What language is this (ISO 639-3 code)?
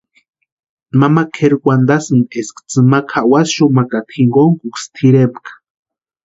pua